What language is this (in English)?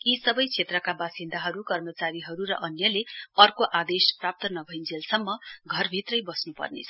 Nepali